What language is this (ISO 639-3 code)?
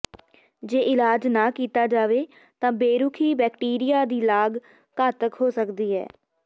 pan